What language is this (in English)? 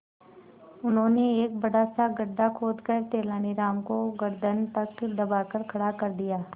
Hindi